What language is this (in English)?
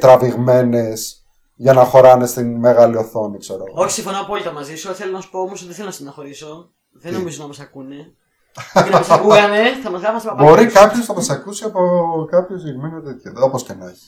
Greek